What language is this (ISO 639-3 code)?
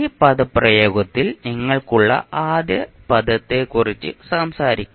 mal